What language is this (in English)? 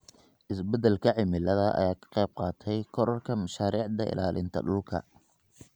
Somali